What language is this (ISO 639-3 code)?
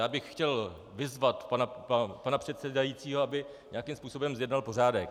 ces